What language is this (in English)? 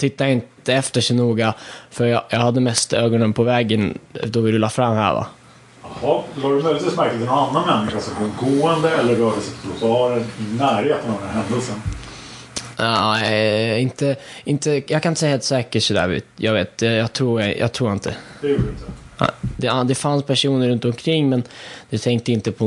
Swedish